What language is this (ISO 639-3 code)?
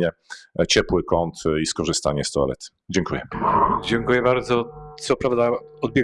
pol